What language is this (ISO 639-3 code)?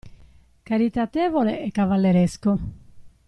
ita